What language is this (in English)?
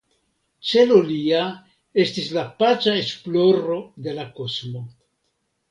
Esperanto